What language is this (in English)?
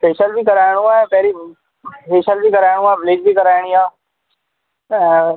Sindhi